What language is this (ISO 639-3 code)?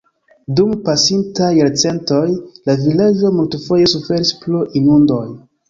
epo